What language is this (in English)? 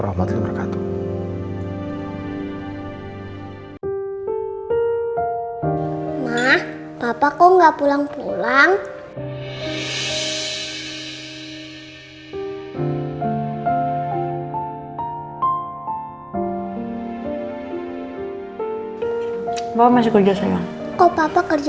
Indonesian